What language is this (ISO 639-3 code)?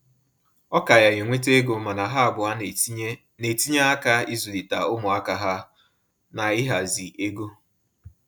ibo